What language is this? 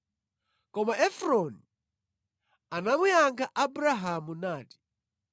Nyanja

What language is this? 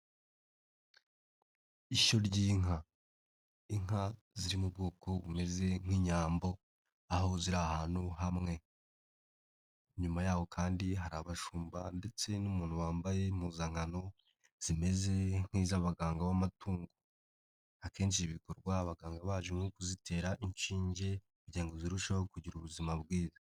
Kinyarwanda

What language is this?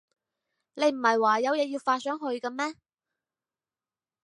Cantonese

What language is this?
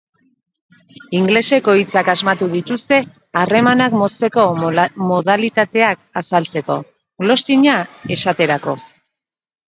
Basque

